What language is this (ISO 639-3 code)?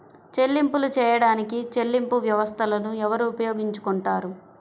tel